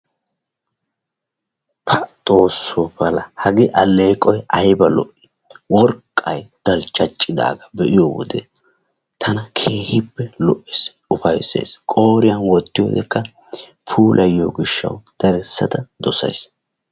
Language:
Wolaytta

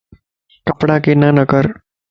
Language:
Lasi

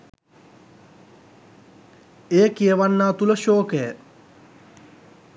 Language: Sinhala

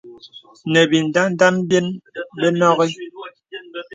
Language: Bebele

